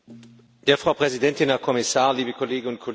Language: German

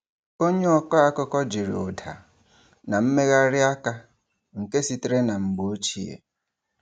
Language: Igbo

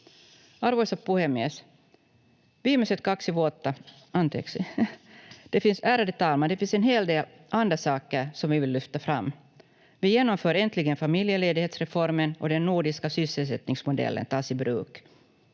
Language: Finnish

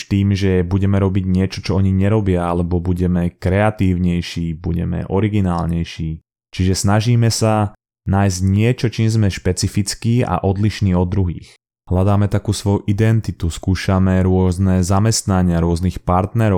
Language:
Slovak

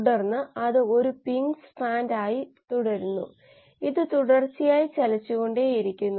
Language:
Malayalam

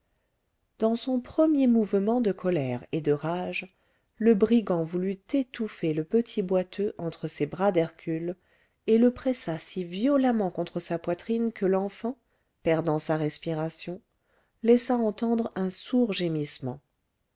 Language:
French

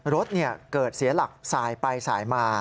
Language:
Thai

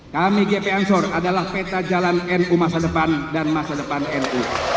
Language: Indonesian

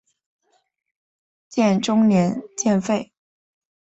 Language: Chinese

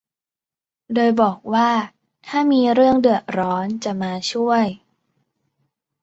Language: Thai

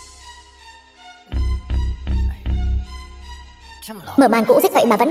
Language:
Vietnamese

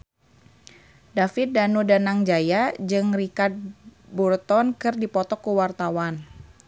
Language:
Sundanese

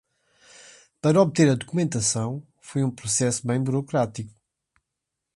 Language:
Portuguese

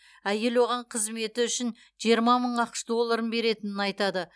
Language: Kazakh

